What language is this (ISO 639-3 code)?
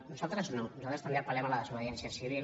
cat